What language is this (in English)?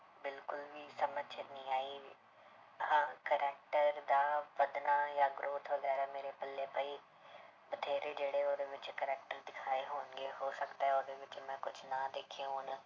Punjabi